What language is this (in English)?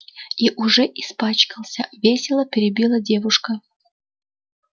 Russian